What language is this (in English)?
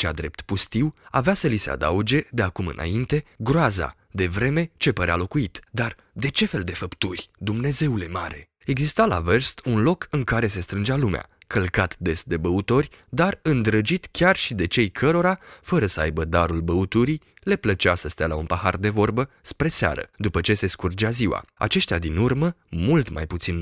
Romanian